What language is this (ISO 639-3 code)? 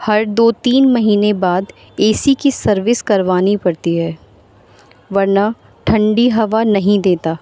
urd